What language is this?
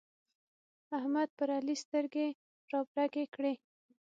Pashto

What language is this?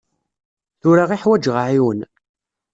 Kabyle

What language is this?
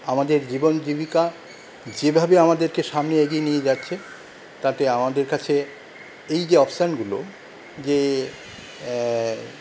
Bangla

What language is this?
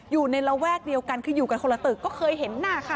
Thai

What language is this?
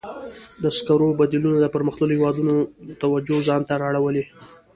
Pashto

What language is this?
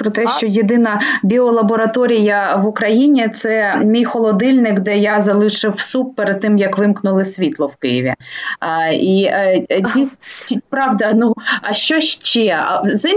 Ukrainian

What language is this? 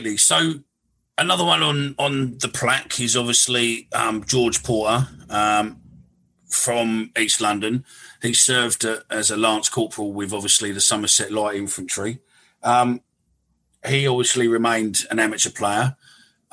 English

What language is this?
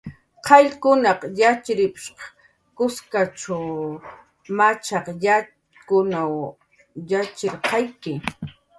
Jaqaru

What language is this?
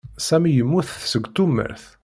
Kabyle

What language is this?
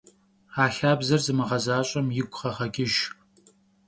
Kabardian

